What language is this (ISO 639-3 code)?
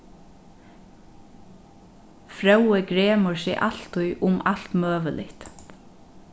fao